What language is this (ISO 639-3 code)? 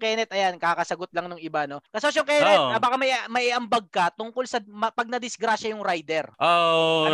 fil